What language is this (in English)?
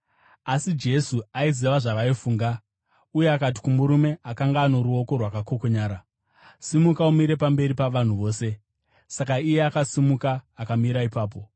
Shona